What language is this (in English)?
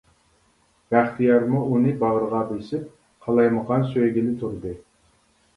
Uyghur